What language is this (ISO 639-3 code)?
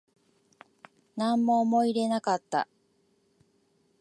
jpn